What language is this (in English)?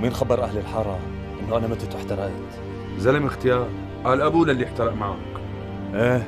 Arabic